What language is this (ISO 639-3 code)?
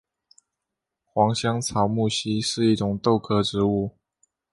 zho